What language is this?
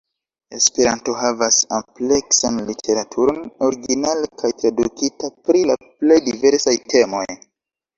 Esperanto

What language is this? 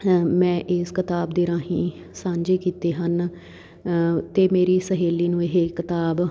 Punjabi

